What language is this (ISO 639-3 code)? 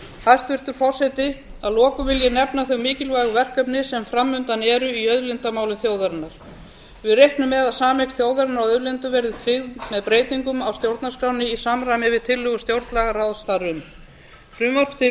isl